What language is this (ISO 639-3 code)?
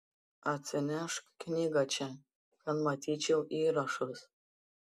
lit